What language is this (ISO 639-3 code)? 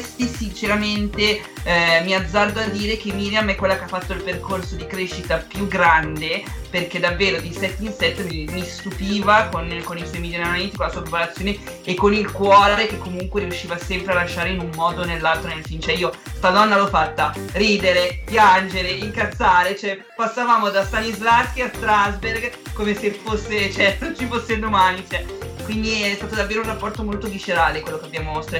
ita